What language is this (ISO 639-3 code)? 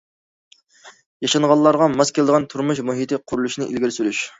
uig